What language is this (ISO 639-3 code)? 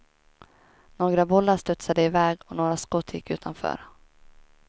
swe